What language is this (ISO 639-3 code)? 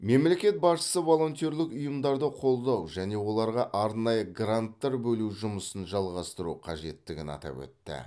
kaz